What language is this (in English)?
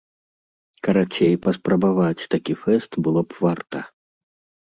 Belarusian